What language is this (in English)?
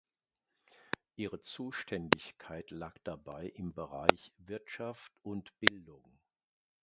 German